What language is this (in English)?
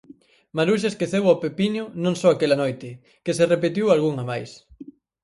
Galician